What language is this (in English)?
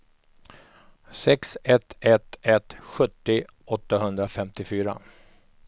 Swedish